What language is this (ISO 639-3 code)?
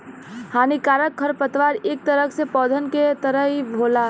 bho